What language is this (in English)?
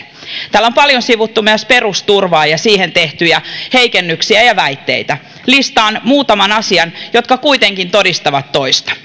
Finnish